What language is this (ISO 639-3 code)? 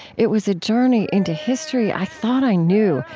eng